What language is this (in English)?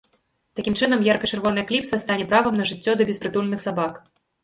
Belarusian